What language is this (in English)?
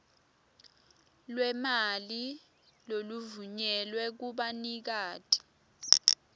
Swati